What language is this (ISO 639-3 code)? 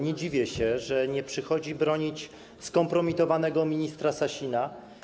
pol